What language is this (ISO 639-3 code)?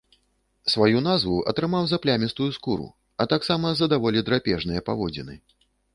bel